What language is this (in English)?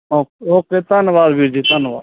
Punjabi